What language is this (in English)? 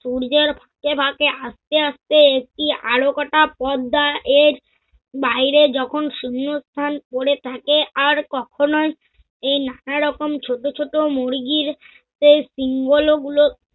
Bangla